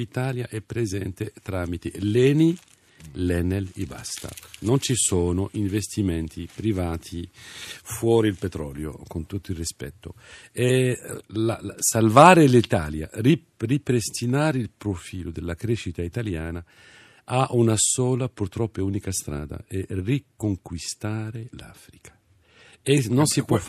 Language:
Italian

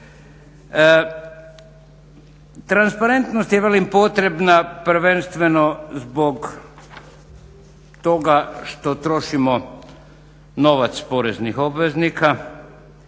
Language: Croatian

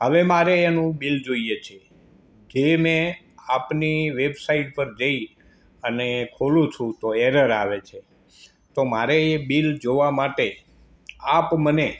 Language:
Gujarati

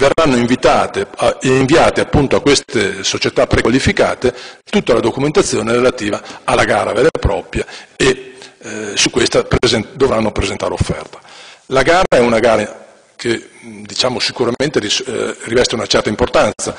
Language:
Italian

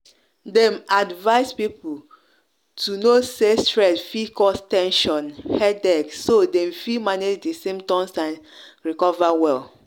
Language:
Nigerian Pidgin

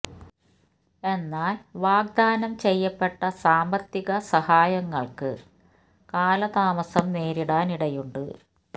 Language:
Malayalam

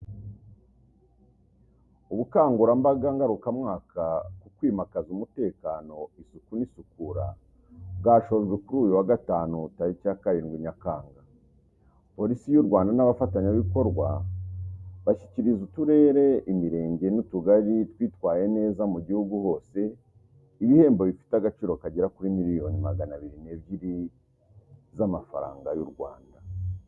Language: Kinyarwanda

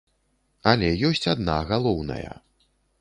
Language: Belarusian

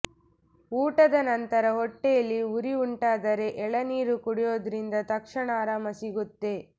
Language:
Kannada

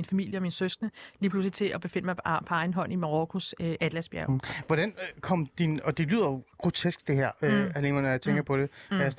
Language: Danish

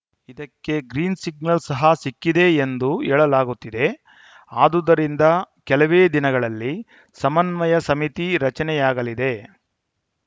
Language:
Kannada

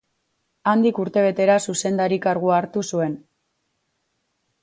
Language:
Basque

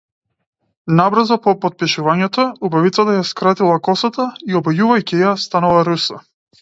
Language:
Macedonian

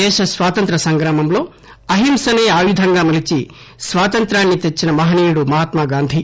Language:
Telugu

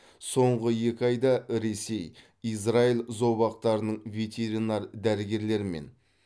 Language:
Kazakh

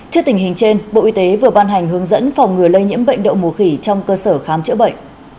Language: Vietnamese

